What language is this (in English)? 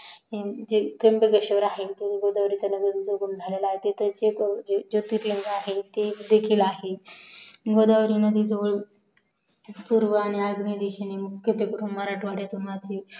Marathi